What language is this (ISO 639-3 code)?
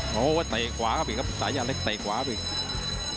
tha